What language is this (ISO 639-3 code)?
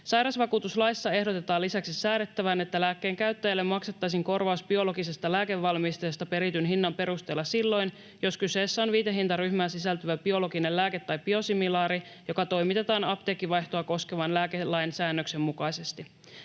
fin